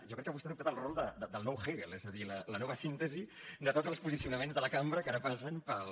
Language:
Catalan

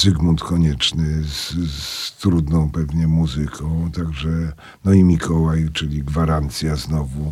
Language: Polish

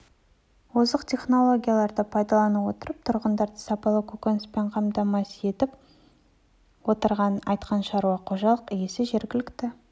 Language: Kazakh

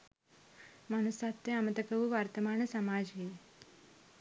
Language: Sinhala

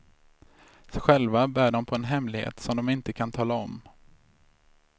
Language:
Swedish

